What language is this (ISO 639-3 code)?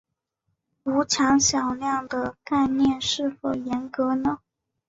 zho